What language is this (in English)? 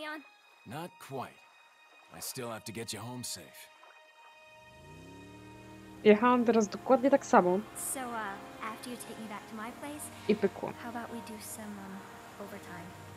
Polish